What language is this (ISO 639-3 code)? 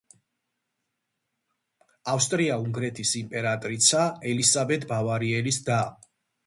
kat